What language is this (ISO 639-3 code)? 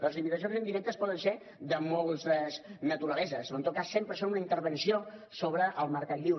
cat